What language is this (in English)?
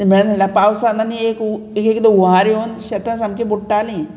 Konkani